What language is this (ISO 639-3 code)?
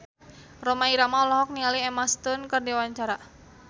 sun